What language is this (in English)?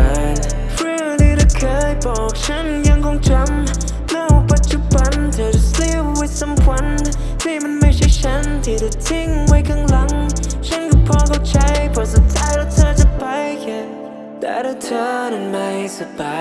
Thai